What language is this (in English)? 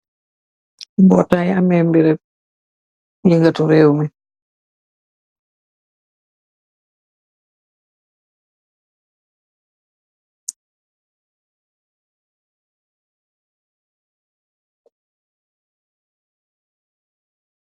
Wolof